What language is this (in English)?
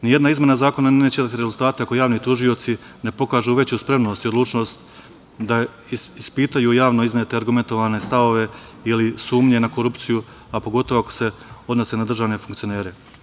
Serbian